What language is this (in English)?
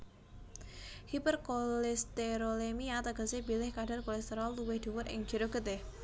Javanese